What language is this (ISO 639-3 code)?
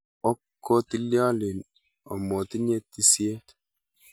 kln